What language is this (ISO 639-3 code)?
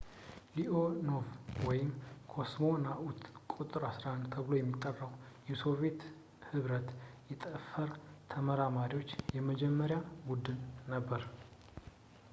amh